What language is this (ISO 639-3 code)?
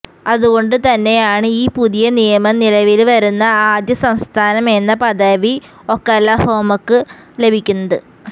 mal